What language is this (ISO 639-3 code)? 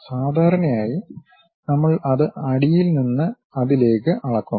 mal